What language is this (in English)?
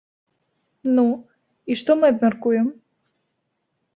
Belarusian